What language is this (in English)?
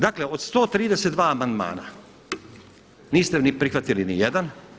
Croatian